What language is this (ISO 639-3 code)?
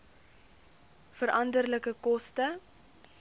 afr